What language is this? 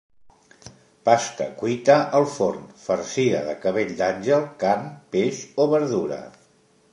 Catalan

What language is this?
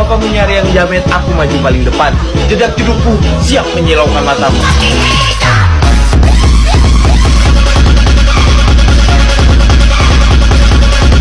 Indonesian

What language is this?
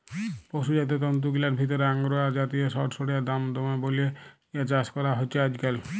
Bangla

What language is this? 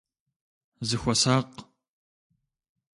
Kabardian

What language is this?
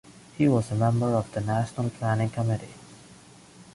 English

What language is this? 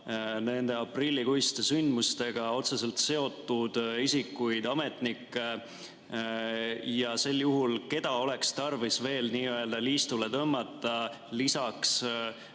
Estonian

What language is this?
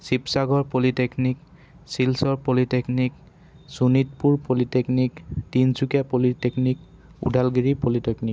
Assamese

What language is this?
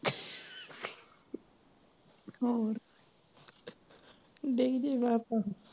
Punjabi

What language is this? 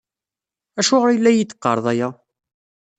Kabyle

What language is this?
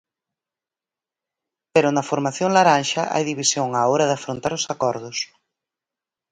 Galician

